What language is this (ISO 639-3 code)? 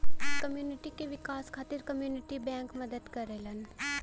bho